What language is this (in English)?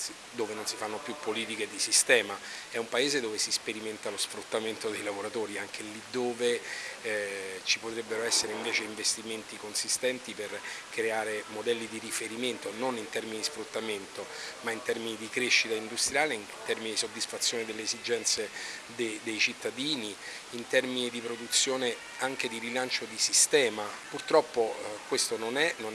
Italian